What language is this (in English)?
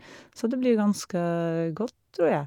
Norwegian